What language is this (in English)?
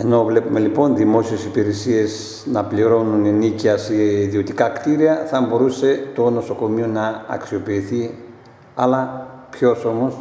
Greek